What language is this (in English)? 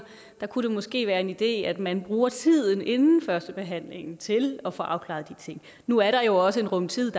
Danish